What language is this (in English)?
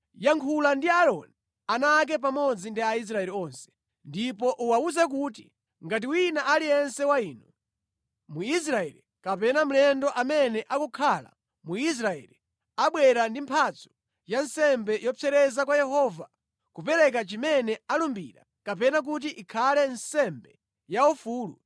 Nyanja